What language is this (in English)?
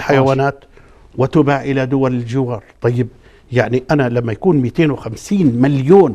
Arabic